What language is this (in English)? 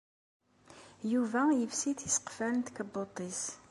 Kabyle